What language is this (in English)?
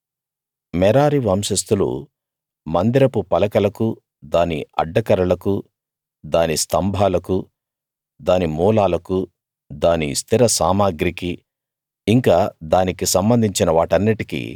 Telugu